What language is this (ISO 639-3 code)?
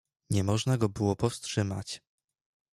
pol